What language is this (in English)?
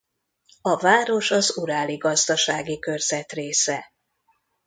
Hungarian